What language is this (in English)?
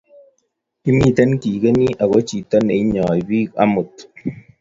Kalenjin